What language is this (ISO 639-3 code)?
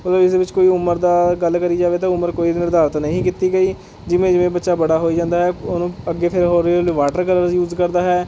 pan